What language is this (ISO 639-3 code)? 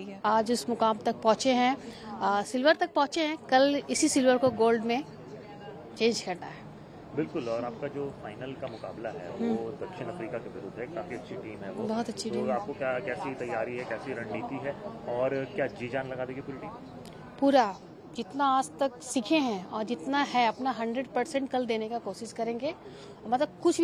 hin